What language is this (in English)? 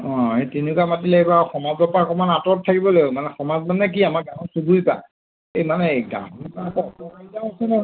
Assamese